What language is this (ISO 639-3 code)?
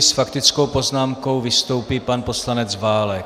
ces